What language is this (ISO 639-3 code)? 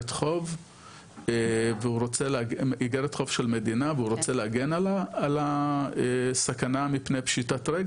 heb